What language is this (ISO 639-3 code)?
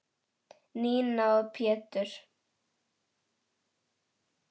isl